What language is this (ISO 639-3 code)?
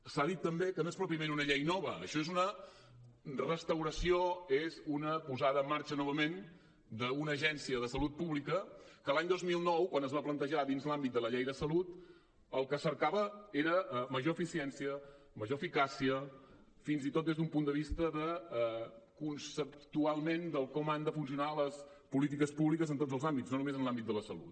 cat